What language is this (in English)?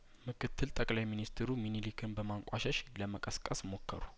Amharic